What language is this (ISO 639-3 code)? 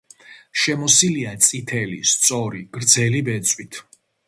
kat